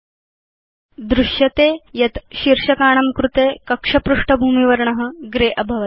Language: Sanskrit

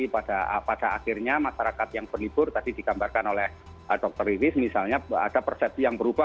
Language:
Indonesian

